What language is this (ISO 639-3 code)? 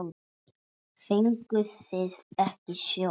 isl